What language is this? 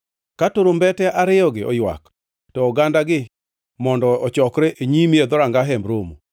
Luo (Kenya and Tanzania)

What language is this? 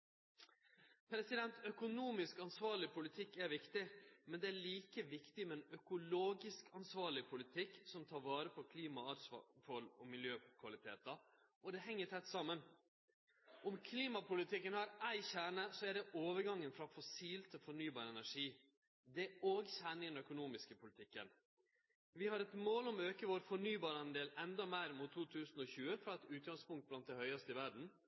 Norwegian Nynorsk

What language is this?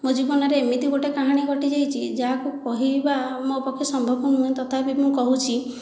Odia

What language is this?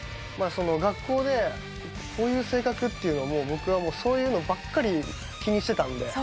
Japanese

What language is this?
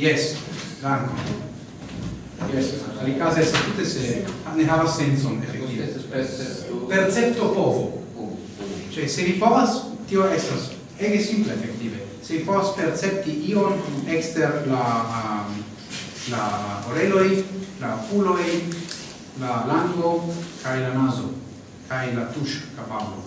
Italian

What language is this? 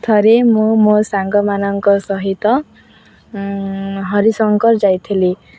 Odia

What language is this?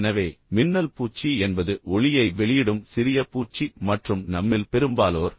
Tamil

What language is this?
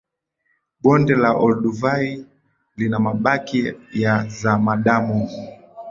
Swahili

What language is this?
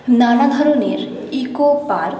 Bangla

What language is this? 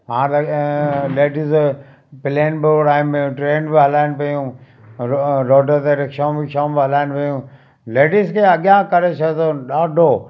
Sindhi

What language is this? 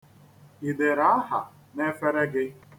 Igbo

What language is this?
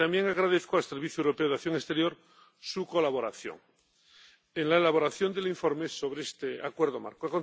Spanish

